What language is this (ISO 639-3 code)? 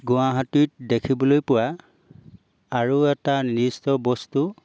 asm